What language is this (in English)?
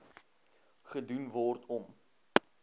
Afrikaans